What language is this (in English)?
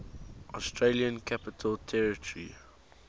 English